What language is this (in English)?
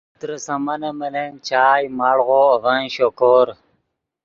Yidgha